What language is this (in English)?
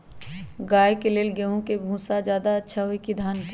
Magahi